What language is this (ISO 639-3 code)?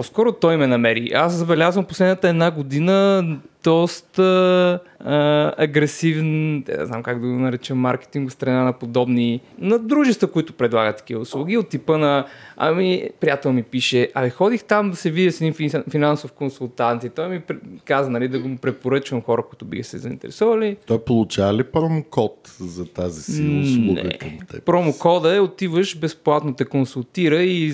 bul